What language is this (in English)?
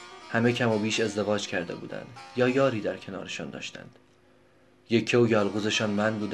Persian